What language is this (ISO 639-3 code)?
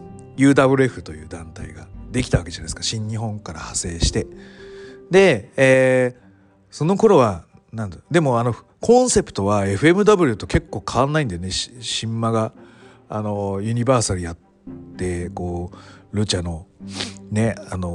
jpn